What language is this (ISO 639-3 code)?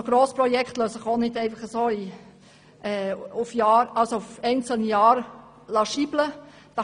gsw